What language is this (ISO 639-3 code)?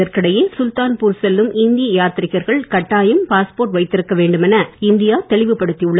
tam